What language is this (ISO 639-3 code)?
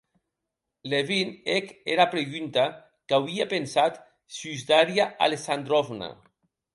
oci